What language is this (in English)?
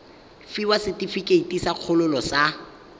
Tswana